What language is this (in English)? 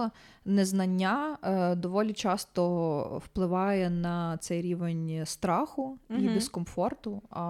Ukrainian